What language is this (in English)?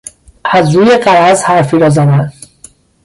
Persian